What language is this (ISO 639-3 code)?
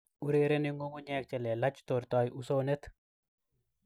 kln